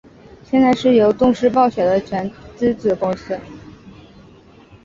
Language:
Chinese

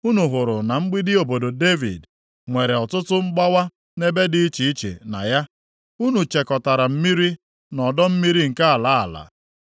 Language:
Igbo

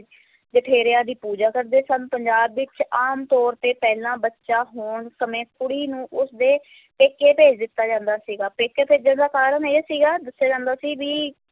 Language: Punjabi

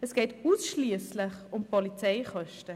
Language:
Swiss German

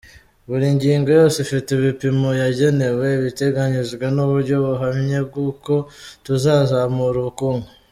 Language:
Kinyarwanda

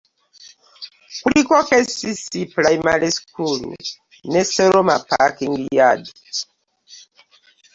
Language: Ganda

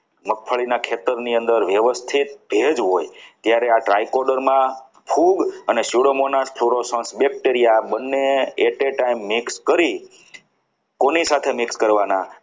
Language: Gujarati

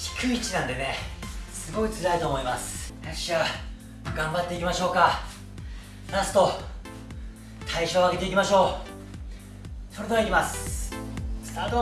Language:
Japanese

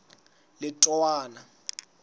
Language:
Southern Sotho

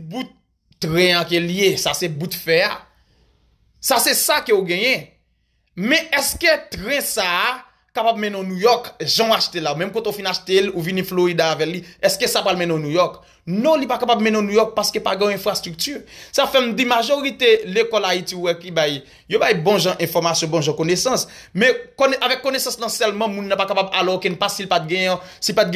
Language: French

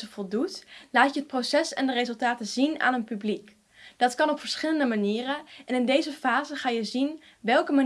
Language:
Dutch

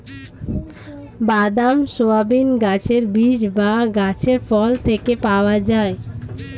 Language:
Bangla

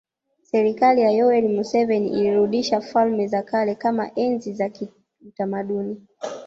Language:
Swahili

